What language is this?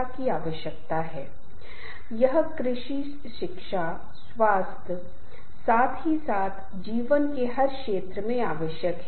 Hindi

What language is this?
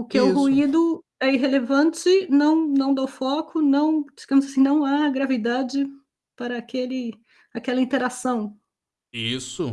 Portuguese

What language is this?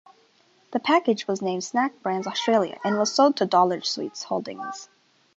English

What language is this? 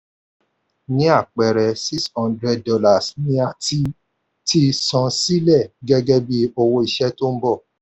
Yoruba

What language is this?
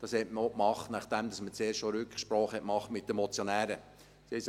Swiss German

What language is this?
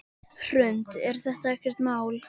Icelandic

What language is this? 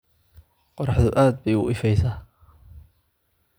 Somali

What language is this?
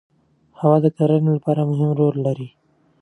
Pashto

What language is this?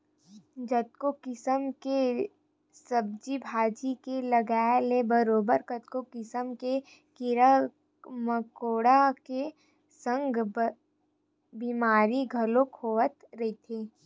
Chhattisgarhi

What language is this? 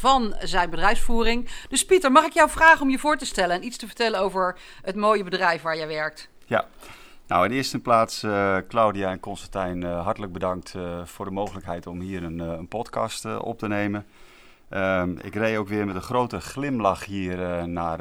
Dutch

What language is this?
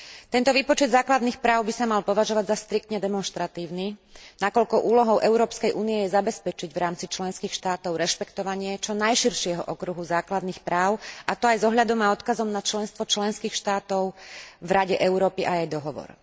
Slovak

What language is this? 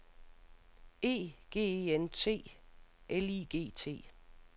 Danish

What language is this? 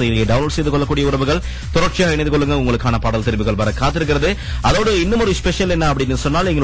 Tamil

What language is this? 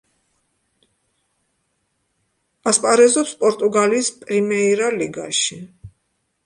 Georgian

